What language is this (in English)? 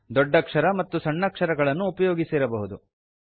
Kannada